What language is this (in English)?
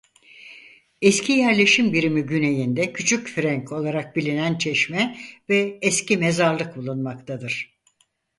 Turkish